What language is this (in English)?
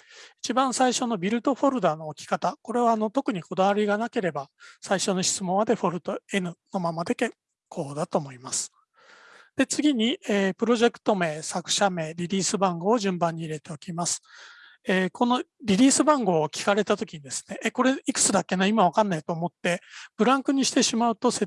Japanese